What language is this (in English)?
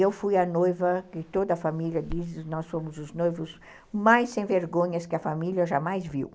Portuguese